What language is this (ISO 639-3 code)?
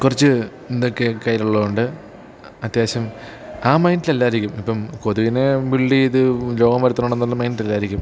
mal